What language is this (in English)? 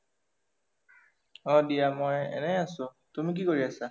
Assamese